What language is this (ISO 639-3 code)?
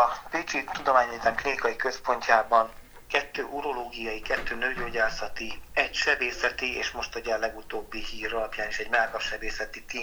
hun